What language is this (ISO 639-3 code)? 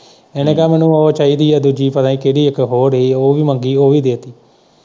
pan